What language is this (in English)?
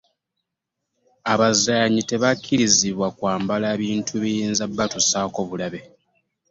Ganda